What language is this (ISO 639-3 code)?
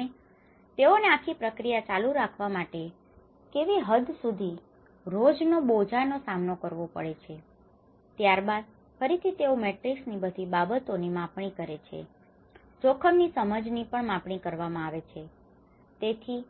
guj